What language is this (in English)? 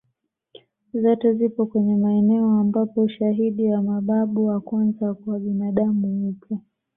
Swahili